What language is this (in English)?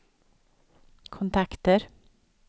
Swedish